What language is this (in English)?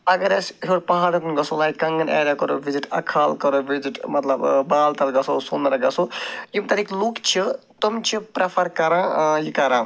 Kashmiri